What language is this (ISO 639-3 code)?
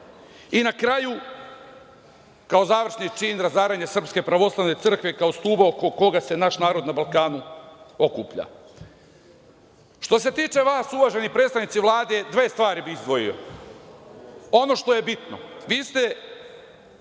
srp